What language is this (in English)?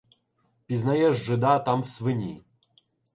Ukrainian